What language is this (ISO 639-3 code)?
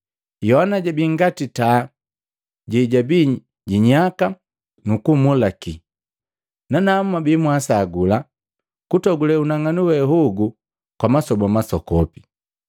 mgv